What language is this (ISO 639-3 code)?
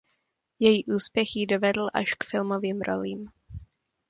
ces